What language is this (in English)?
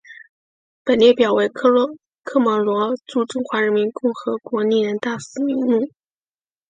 Chinese